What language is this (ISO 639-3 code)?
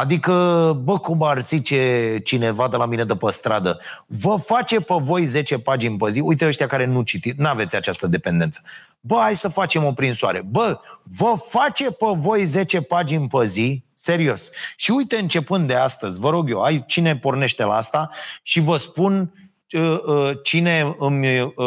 ron